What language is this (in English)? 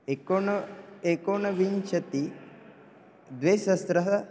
Sanskrit